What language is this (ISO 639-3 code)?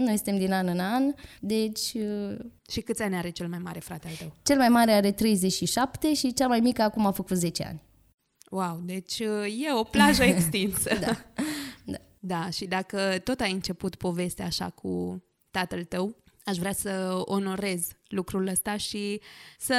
ron